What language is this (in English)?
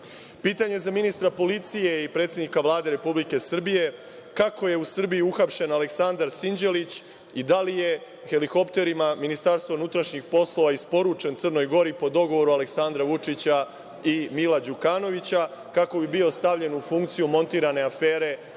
Serbian